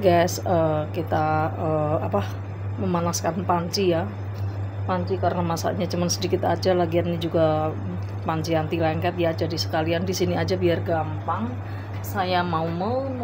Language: Indonesian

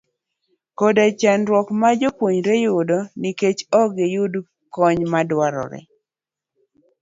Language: Luo (Kenya and Tanzania)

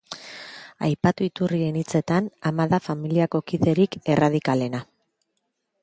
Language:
Basque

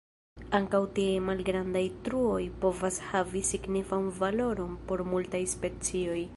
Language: Esperanto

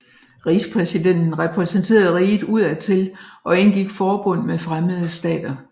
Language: Danish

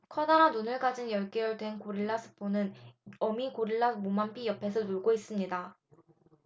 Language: Korean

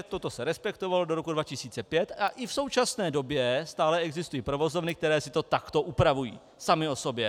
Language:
Czech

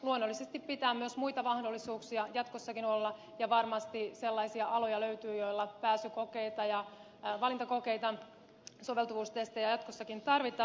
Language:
Finnish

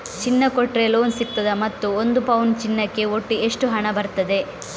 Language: Kannada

